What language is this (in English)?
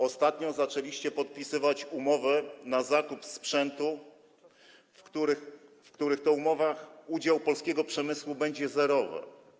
Polish